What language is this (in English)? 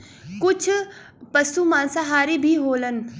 Bhojpuri